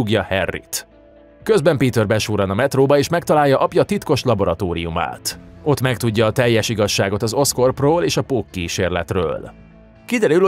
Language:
Hungarian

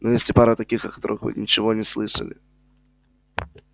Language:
Russian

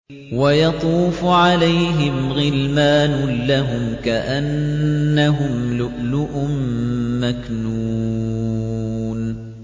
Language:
Arabic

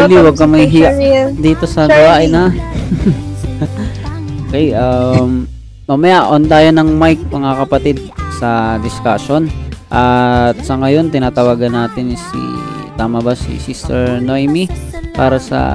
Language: Filipino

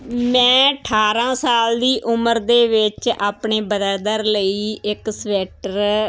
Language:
Punjabi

